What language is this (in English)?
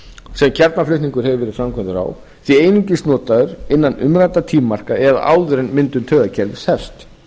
Icelandic